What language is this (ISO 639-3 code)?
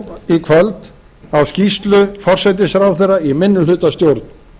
isl